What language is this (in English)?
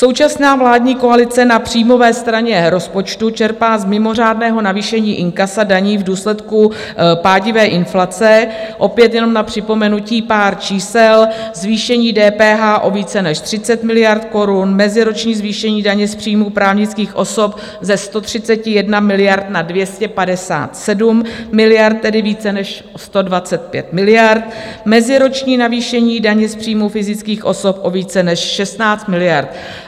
Czech